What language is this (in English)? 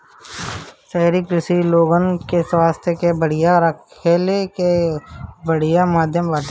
Bhojpuri